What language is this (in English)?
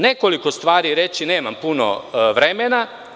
Serbian